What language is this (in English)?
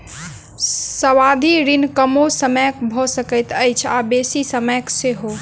Maithili